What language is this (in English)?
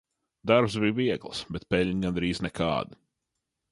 Latvian